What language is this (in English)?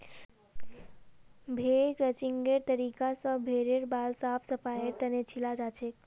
Magahi